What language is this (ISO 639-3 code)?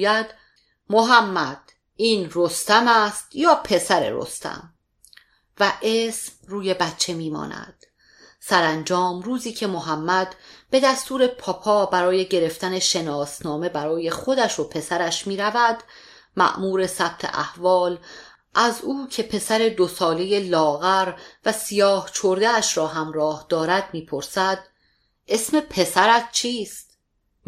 fas